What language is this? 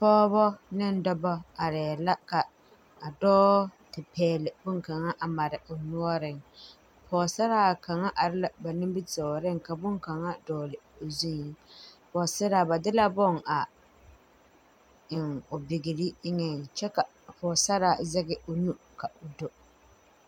Southern Dagaare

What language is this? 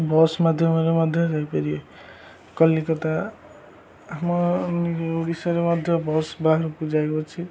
Odia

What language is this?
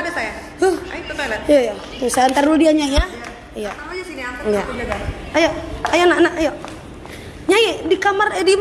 Indonesian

